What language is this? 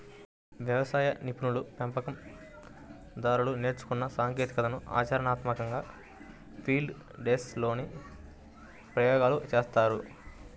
Telugu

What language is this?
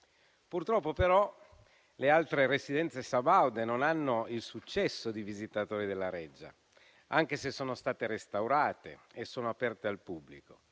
Italian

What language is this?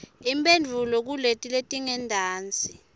Swati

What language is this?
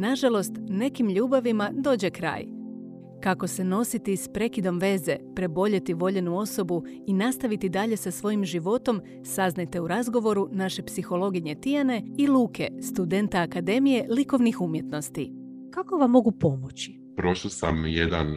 Croatian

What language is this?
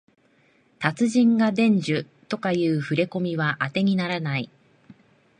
Japanese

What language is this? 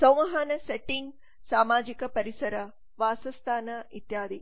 Kannada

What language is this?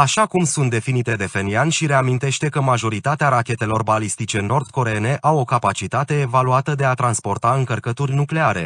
Romanian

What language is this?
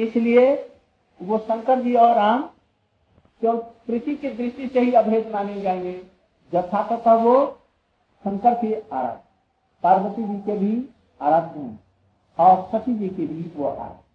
Hindi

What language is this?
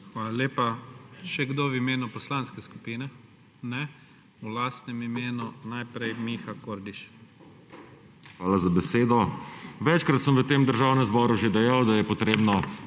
Slovenian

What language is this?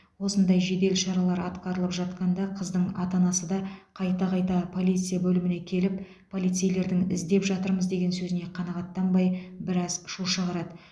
Kazakh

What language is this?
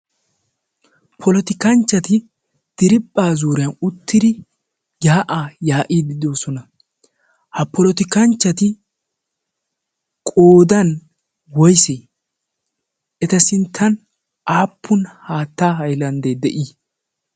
Wolaytta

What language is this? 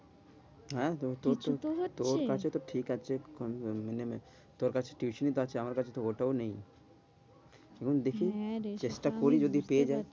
Bangla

